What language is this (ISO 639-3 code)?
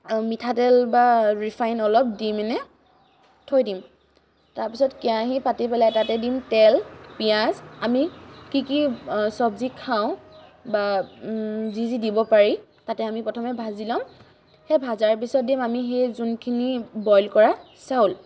asm